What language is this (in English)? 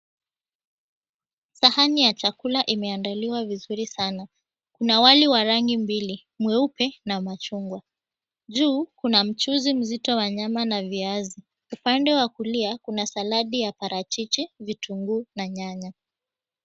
Swahili